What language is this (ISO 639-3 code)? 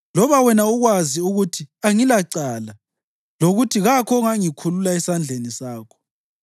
nde